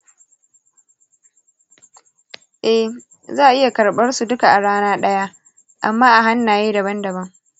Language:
Hausa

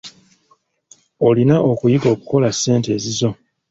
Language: Ganda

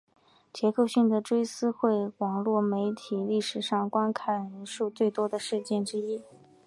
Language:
Chinese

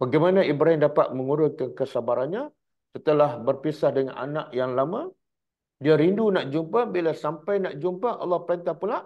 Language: Malay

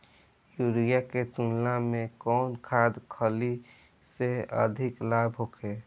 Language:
Bhojpuri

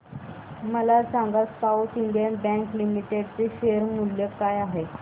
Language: Marathi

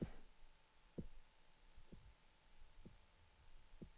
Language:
Swedish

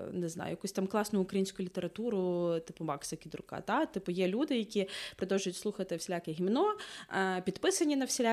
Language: Ukrainian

